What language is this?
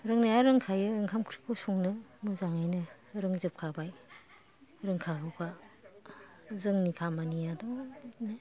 Bodo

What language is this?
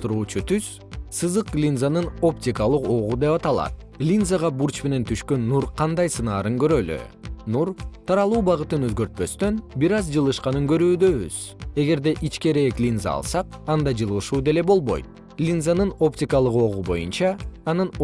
Kyrgyz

